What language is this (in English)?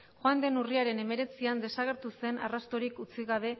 Basque